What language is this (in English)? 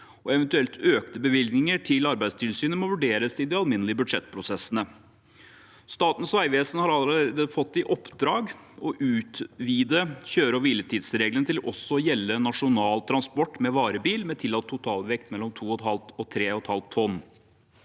Norwegian